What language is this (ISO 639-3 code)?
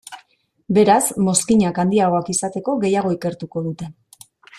eus